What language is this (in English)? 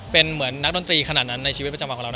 Thai